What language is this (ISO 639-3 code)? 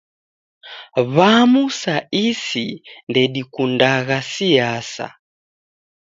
dav